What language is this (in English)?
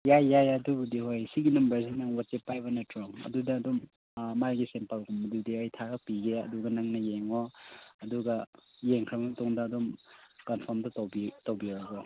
Manipuri